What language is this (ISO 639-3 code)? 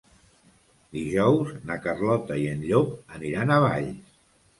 cat